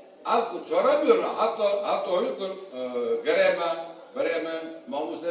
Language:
Turkish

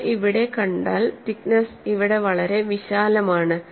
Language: Malayalam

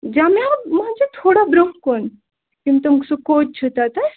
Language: Kashmiri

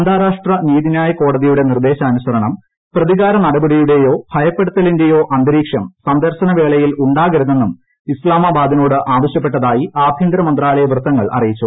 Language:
Malayalam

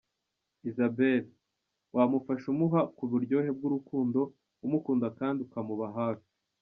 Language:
Kinyarwanda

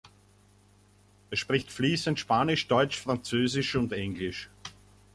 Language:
German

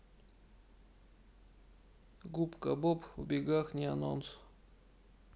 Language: Russian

